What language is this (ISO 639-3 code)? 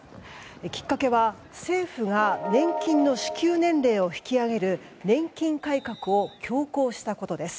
jpn